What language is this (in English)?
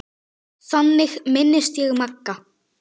Icelandic